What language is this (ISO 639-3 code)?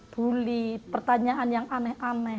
ind